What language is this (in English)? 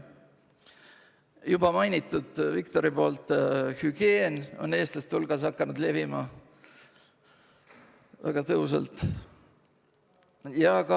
Estonian